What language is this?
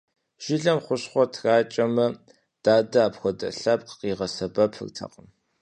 Kabardian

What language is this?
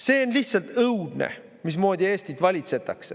Estonian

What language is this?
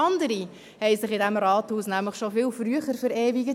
Swiss German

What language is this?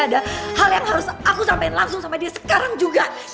Indonesian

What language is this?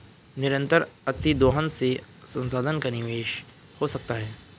Hindi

